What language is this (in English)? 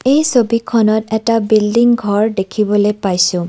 Assamese